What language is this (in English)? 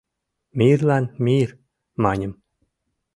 Mari